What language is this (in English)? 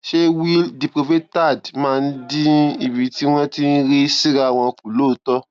Yoruba